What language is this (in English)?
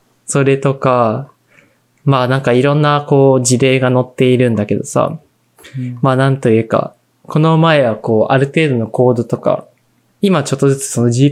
Japanese